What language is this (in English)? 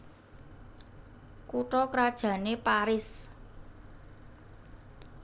Javanese